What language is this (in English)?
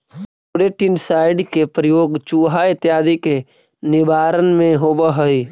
Magahi